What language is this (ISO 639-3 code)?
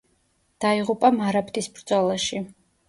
kat